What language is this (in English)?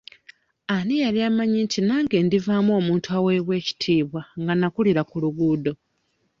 Ganda